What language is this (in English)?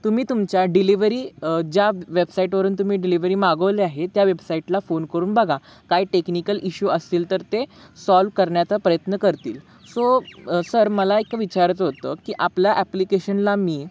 Marathi